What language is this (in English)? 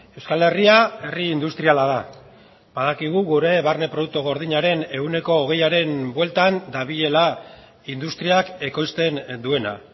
Basque